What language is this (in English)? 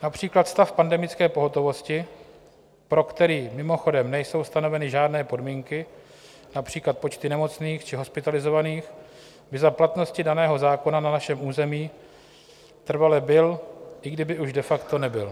Czech